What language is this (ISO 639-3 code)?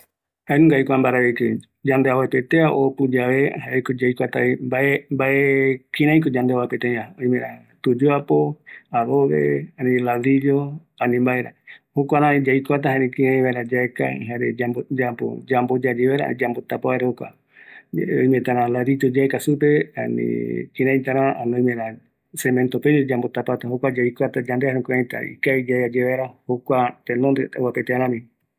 gui